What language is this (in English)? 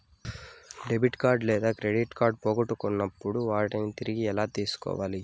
Telugu